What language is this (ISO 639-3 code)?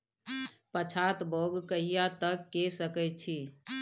mai